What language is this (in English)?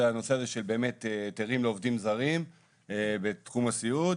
Hebrew